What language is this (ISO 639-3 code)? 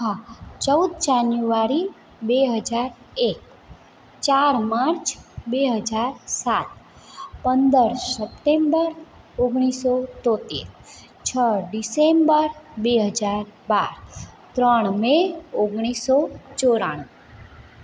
guj